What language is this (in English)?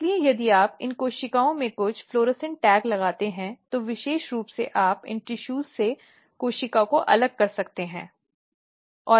Hindi